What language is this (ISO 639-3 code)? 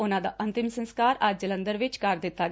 pan